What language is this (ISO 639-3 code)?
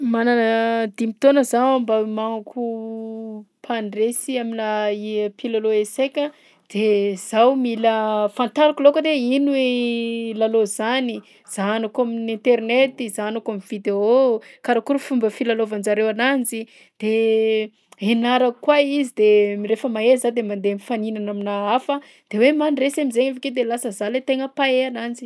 bzc